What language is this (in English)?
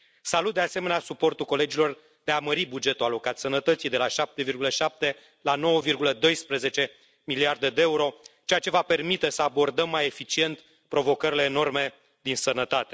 Romanian